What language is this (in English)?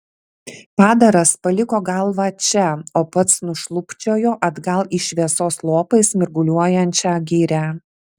Lithuanian